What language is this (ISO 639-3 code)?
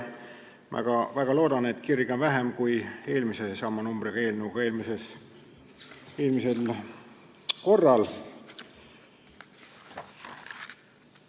est